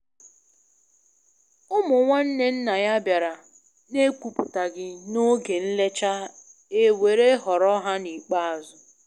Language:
Igbo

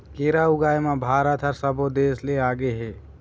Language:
Chhattisgarhi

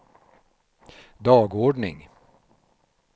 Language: Swedish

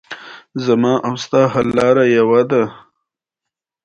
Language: Pashto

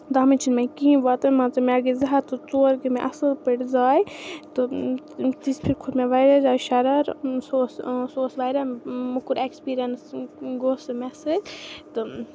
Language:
Kashmiri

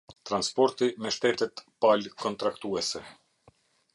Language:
Albanian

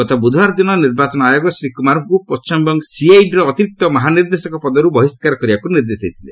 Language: Odia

